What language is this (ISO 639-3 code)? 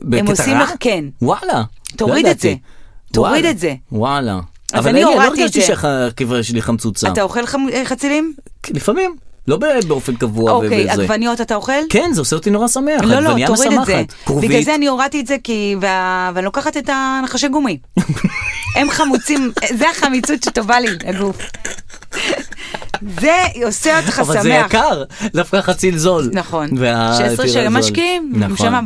heb